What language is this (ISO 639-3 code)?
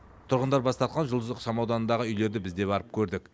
kaz